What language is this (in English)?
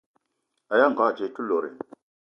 Eton (Cameroon)